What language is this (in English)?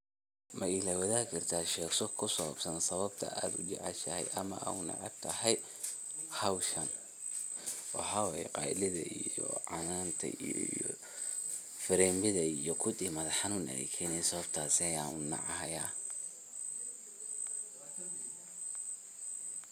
Somali